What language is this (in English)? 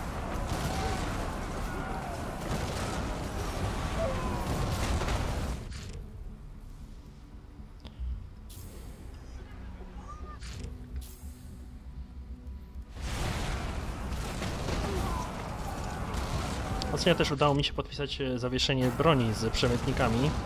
Polish